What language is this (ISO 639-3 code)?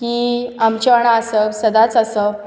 kok